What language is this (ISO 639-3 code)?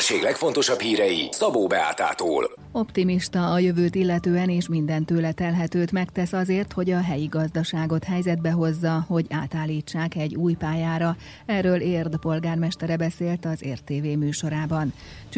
hun